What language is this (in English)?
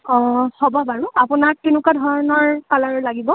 Assamese